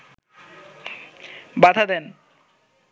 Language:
Bangla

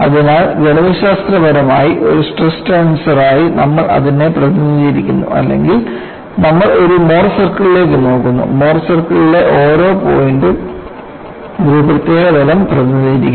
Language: Malayalam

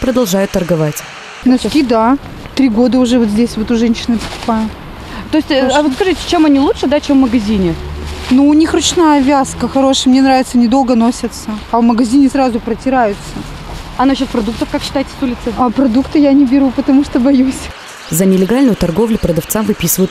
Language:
Russian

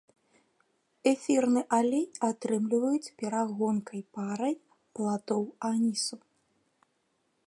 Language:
Belarusian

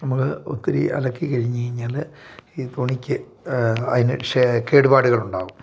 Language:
Malayalam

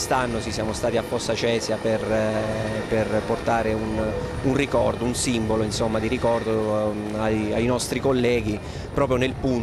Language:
Italian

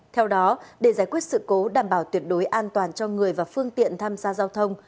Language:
Vietnamese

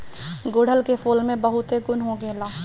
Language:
Bhojpuri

